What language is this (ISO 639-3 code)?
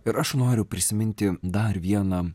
lit